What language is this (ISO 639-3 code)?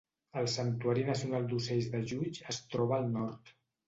cat